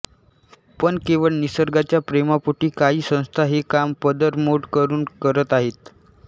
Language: Marathi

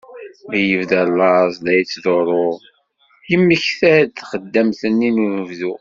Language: Kabyle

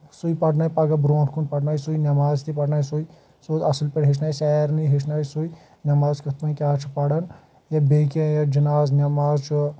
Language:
Kashmiri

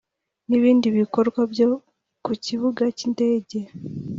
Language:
Kinyarwanda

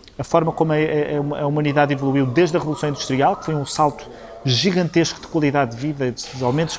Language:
Portuguese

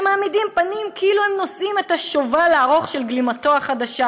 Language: Hebrew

